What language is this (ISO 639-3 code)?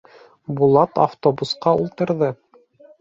bak